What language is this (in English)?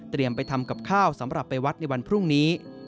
Thai